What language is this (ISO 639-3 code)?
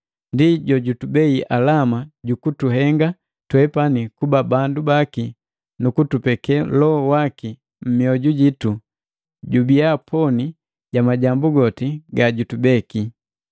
mgv